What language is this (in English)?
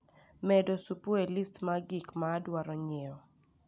Luo (Kenya and Tanzania)